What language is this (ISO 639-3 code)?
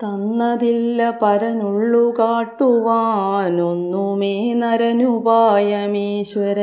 mal